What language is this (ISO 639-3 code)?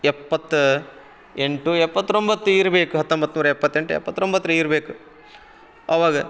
kan